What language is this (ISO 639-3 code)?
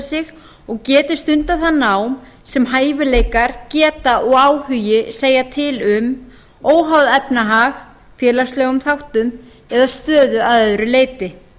isl